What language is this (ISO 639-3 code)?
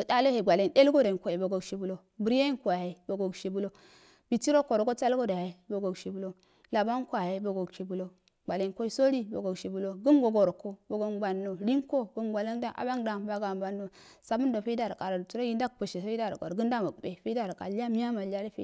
aal